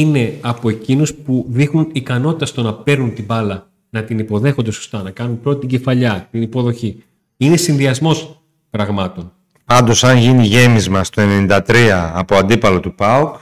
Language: Greek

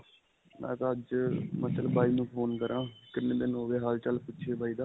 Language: Punjabi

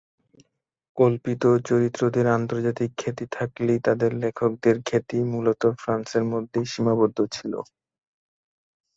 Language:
Bangla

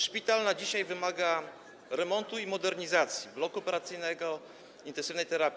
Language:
Polish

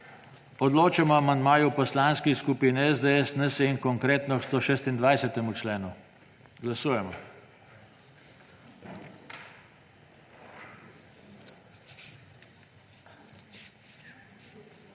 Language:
Slovenian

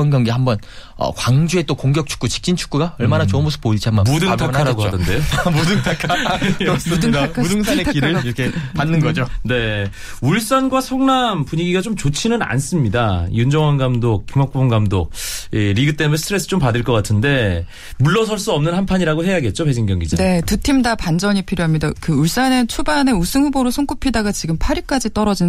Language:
Korean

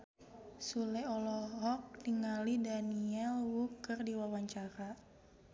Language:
Sundanese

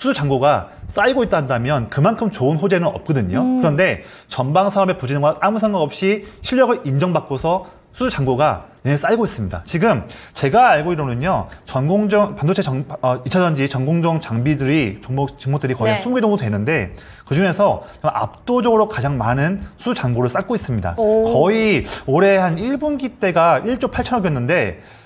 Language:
Korean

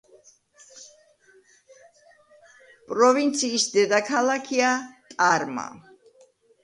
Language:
Georgian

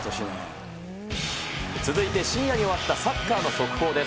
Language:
Japanese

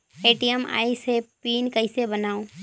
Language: Chhattisgarhi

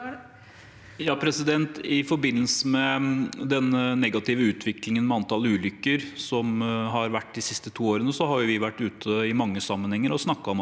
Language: Norwegian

